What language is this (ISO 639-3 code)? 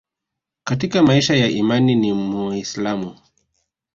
swa